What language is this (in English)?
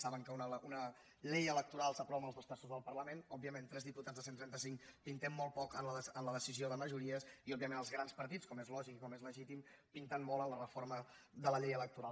Catalan